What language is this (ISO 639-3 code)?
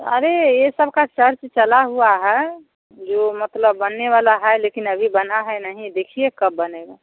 hin